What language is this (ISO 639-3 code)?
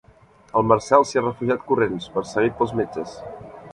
cat